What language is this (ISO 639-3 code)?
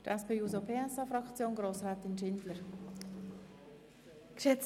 gsw